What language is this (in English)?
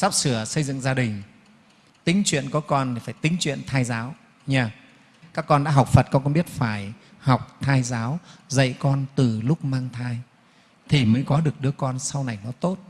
Vietnamese